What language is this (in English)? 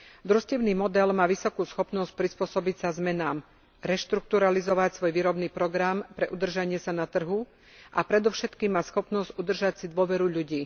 Slovak